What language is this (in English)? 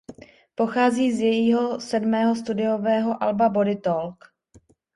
Czech